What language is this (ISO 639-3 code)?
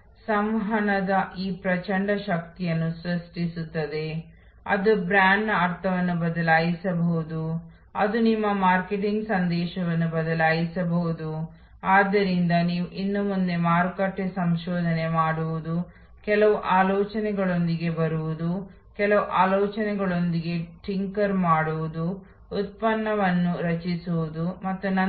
kan